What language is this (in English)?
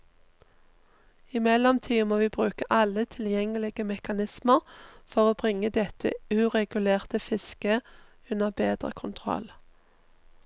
Norwegian